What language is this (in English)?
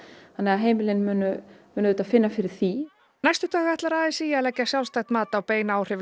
Icelandic